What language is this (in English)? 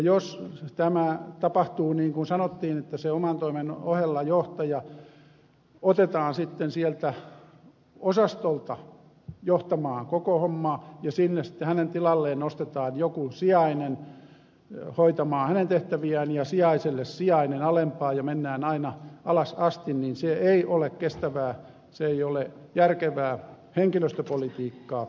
Finnish